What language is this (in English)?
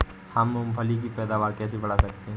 Hindi